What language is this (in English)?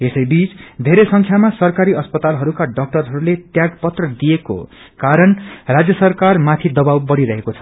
Nepali